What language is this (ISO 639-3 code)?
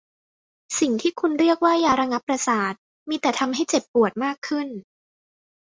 tha